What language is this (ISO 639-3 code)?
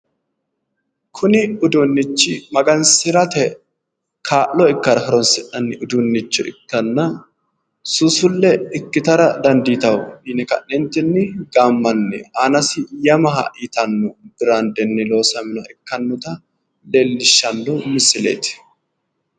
sid